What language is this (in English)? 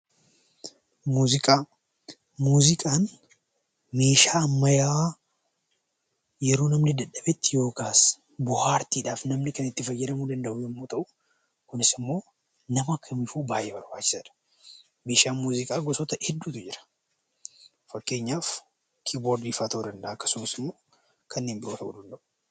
Oromo